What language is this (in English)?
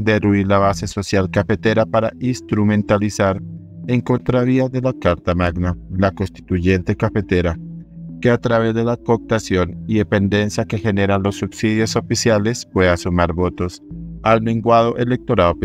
Spanish